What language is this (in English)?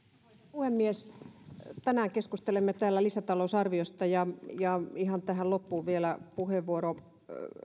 Finnish